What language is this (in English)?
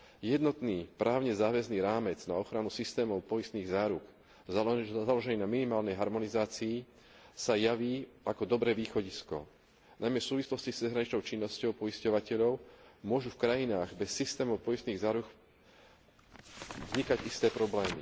Slovak